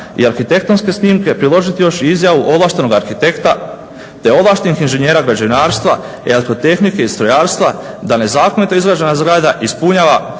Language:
Croatian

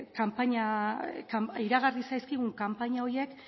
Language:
Basque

